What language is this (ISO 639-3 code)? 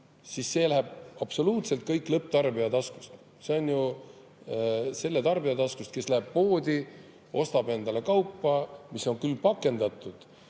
est